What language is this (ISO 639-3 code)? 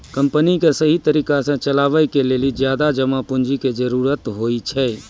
mai